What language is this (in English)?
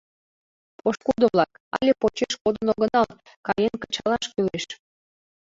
Mari